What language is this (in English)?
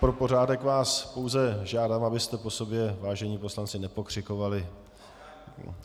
Czech